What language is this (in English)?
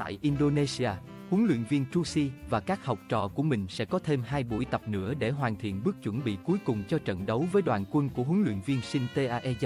Vietnamese